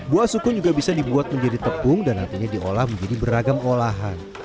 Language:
Indonesian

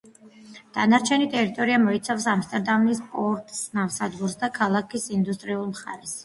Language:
Georgian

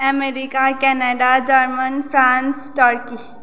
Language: Nepali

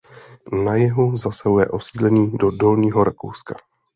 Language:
Czech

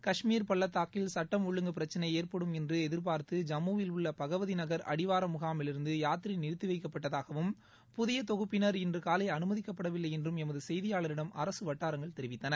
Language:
Tamil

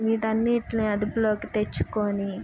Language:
Telugu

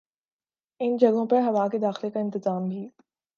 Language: Urdu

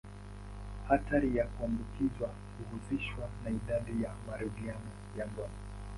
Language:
Swahili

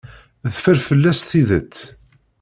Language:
Kabyle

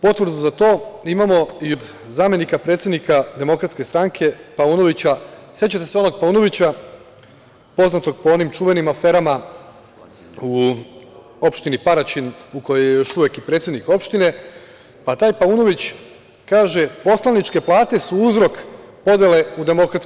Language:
Serbian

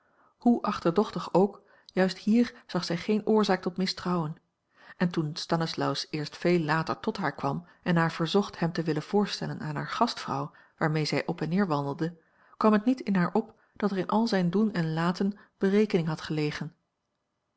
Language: Dutch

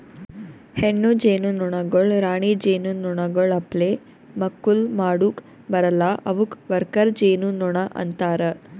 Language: Kannada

